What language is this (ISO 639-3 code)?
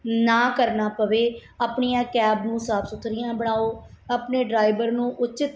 pan